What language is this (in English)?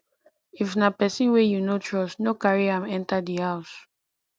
Nigerian Pidgin